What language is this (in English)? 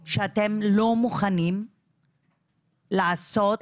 Hebrew